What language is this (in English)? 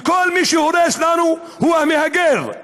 Hebrew